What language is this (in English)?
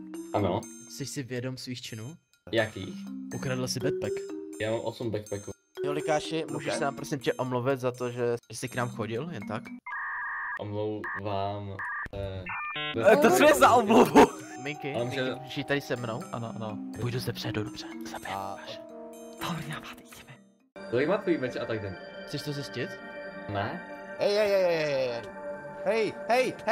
Czech